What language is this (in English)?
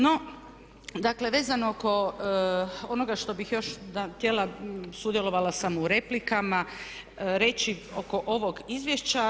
Croatian